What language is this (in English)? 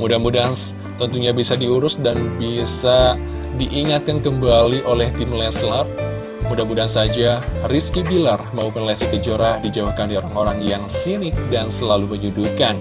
Indonesian